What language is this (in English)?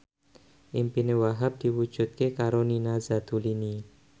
Javanese